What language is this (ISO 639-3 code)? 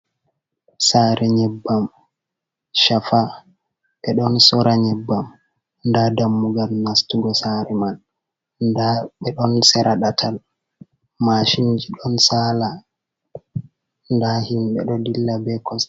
ful